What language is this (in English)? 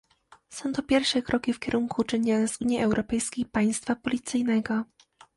Polish